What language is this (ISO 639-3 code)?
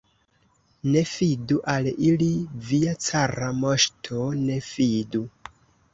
epo